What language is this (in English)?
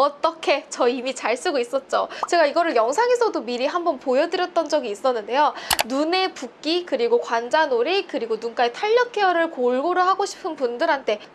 Korean